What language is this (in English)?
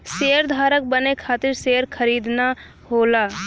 Bhojpuri